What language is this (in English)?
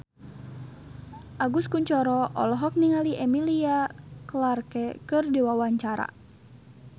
Sundanese